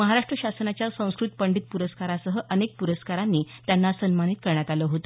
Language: Marathi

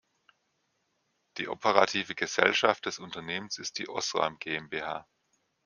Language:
German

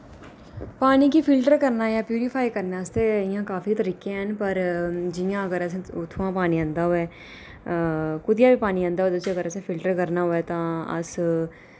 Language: Dogri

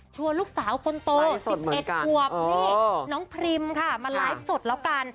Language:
Thai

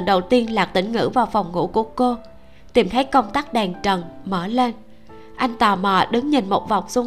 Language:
Vietnamese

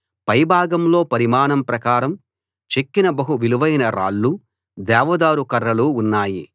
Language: Telugu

